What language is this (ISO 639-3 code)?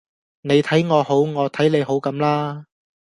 yue